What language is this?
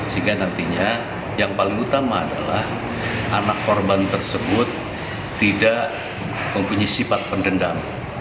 Indonesian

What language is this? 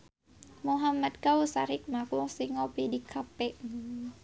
Sundanese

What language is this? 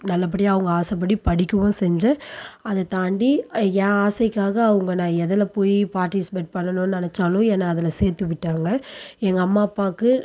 Tamil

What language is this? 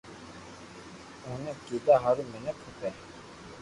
Loarki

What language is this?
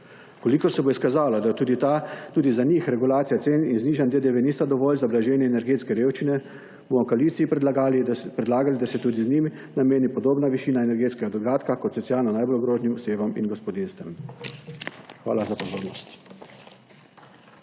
Slovenian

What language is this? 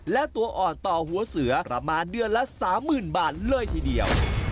Thai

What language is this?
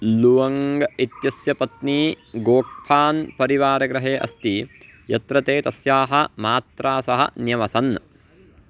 Sanskrit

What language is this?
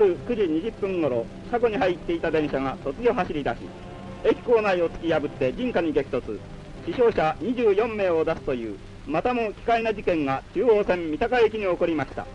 Japanese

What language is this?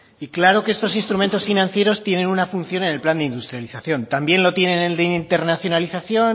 Spanish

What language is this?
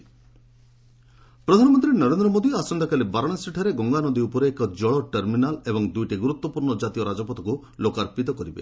Odia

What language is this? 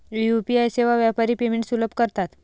Marathi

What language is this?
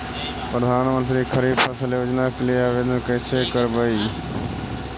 Magahi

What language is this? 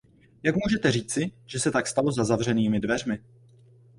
Czech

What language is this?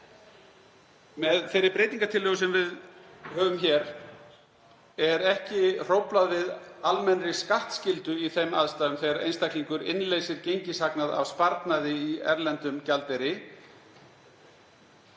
Icelandic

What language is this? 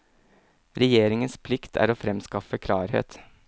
Norwegian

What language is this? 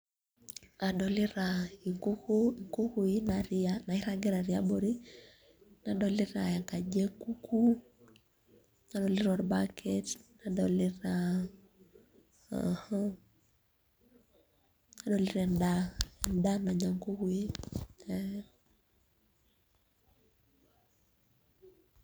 Masai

